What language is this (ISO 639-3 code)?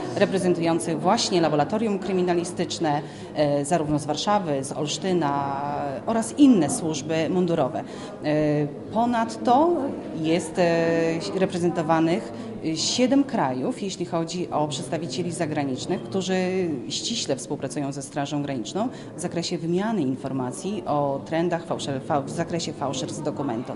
pol